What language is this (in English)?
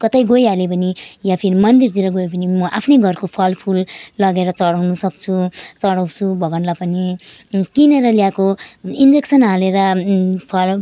Nepali